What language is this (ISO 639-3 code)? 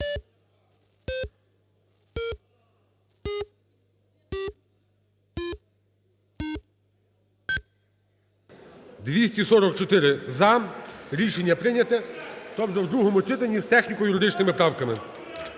ukr